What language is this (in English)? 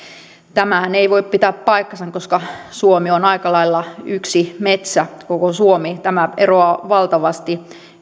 Finnish